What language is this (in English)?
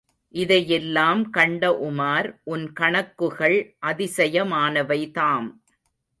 Tamil